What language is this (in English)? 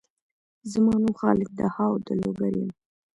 Pashto